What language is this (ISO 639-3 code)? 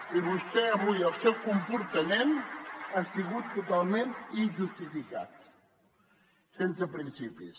cat